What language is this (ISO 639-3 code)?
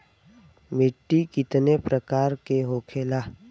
bho